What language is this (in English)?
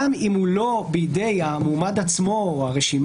Hebrew